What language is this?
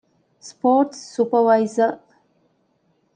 Divehi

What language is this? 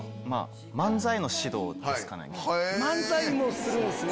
Japanese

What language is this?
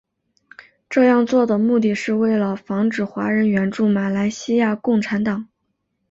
Chinese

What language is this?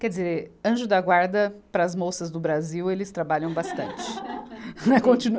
Portuguese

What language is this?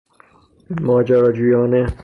Persian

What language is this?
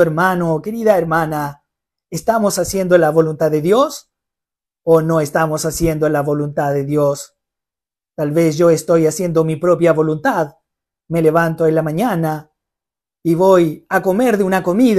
Spanish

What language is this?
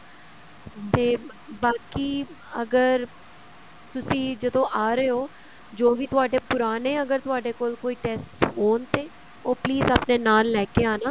Punjabi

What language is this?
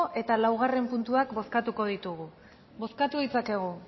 Basque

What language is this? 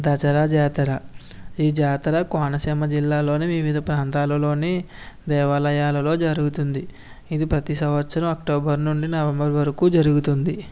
Telugu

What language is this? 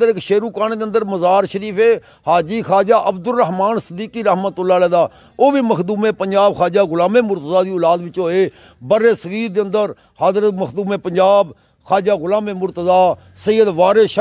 Hindi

